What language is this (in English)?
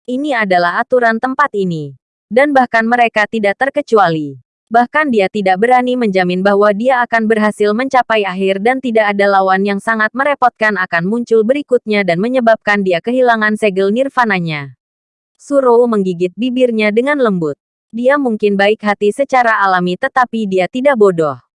Indonesian